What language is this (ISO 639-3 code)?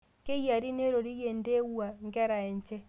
mas